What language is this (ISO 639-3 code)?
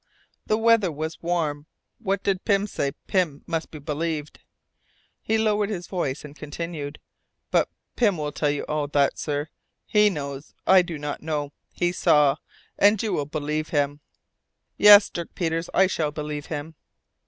eng